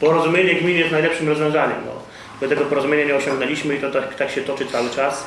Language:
Polish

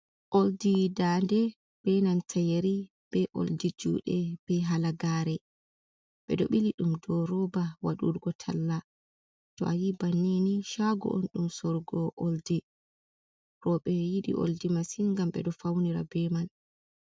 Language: Fula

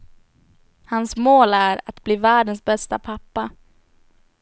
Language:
Swedish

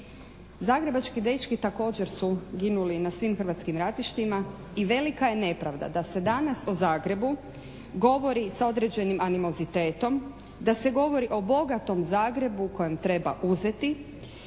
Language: Croatian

